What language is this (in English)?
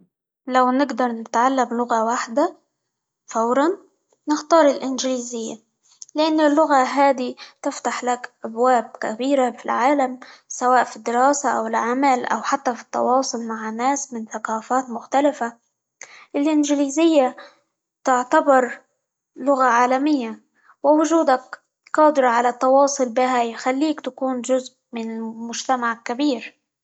Libyan Arabic